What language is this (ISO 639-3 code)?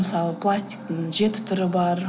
kaz